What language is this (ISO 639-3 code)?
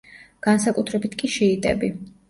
kat